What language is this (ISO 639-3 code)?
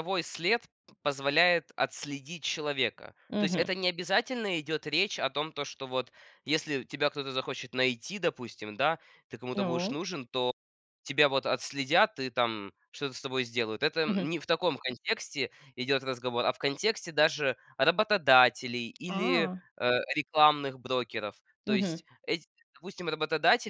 rus